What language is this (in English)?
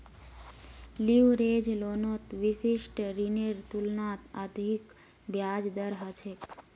Magahi